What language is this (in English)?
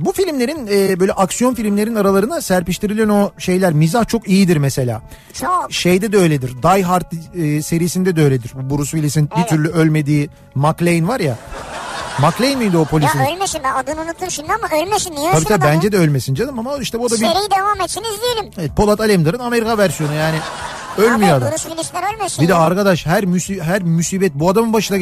Turkish